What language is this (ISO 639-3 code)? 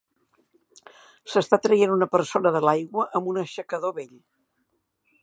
cat